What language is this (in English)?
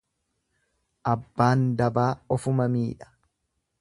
Oromo